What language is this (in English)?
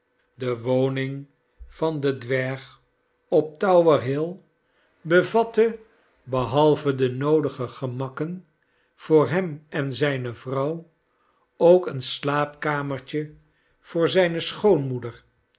Dutch